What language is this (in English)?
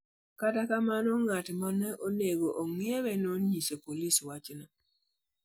Luo (Kenya and Tanzania)